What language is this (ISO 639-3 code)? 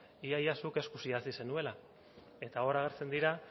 eus